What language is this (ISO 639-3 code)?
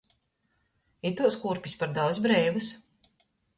ltg